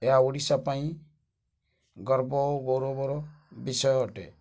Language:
Odia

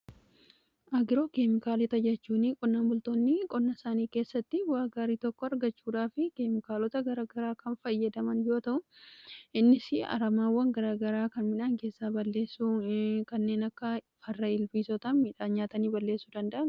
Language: Oromo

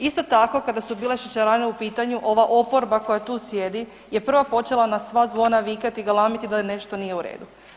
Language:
Croatian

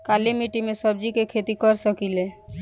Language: Bhojpuri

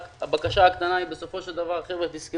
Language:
Hebrew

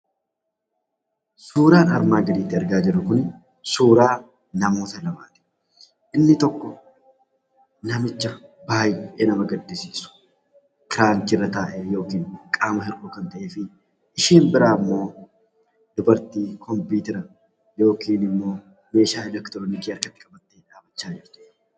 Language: Oromo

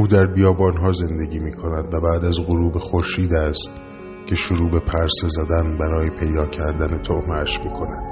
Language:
Persian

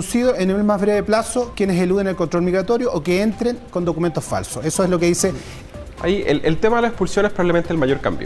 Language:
Spanish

